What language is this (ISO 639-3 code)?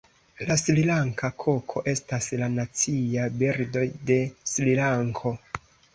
epo